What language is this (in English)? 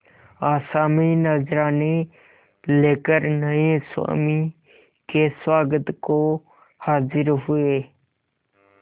Hindi